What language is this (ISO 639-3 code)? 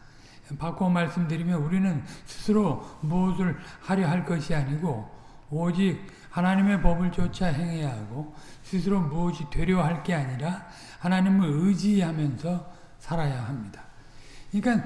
kor